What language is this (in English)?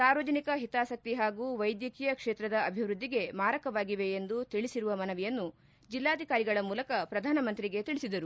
Kannada